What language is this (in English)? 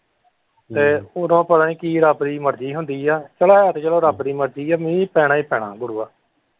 Punjabi